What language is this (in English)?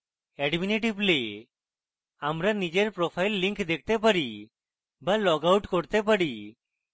Bangla